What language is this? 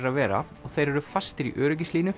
Icelandic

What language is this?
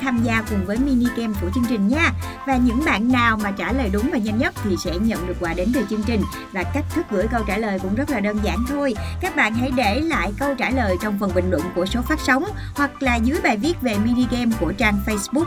Vietnamese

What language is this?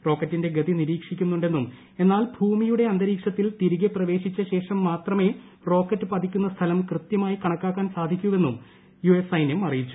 Malayalam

